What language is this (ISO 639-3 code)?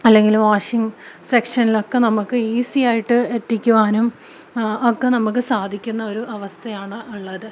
mal